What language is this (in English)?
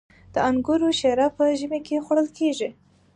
Pashto